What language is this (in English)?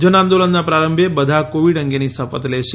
Gujarati